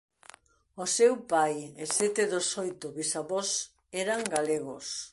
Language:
Galician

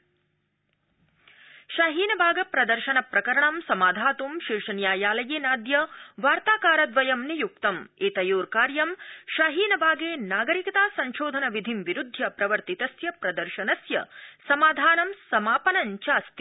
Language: Sanskrit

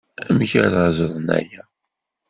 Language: Kabyle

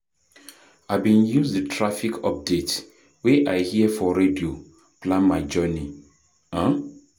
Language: Nigerian Pidgin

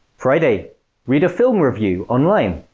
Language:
English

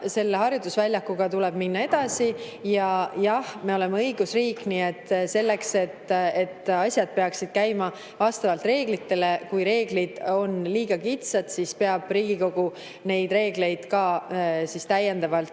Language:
Estonian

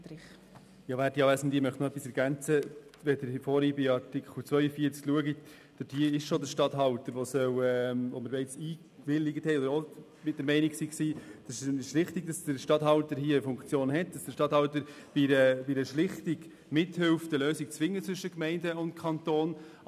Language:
Swiss German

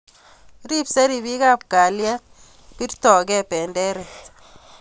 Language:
Kalenjin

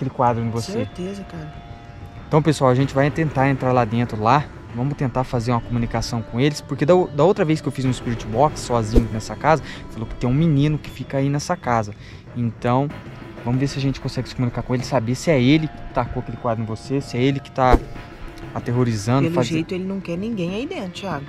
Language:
Portuguese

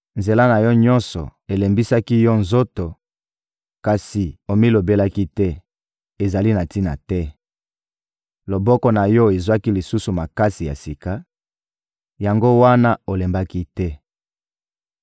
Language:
Lingala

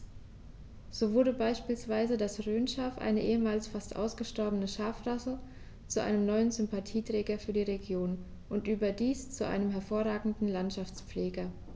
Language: German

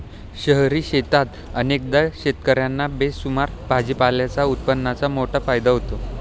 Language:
Marathi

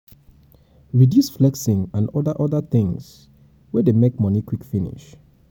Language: Nigerian Pidgin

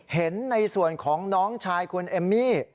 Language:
Thai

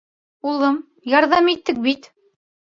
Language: Bashkir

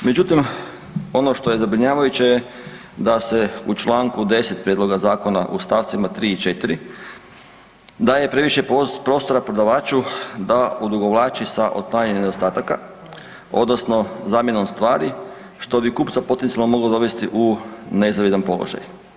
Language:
Croatian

